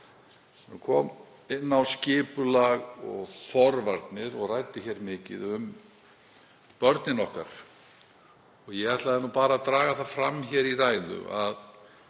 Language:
Icelandic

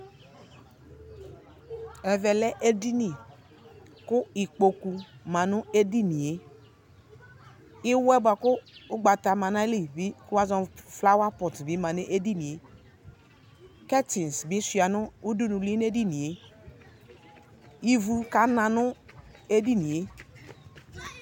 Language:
Ikposo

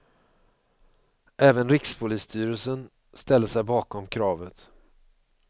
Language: Swedish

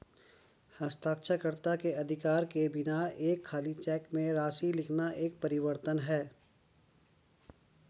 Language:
Hindi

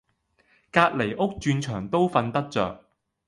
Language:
Cantonese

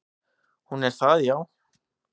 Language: Icelandic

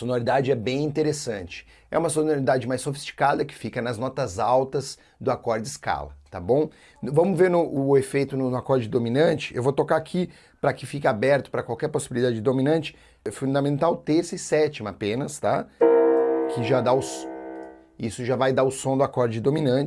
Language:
Portuguese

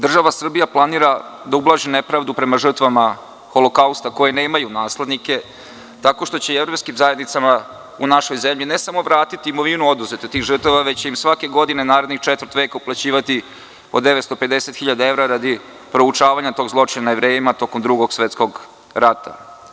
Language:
Serbian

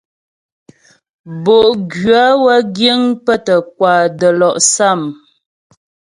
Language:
Ghomala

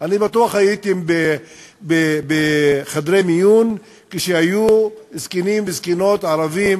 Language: Hebrew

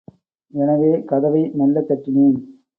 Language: Tamil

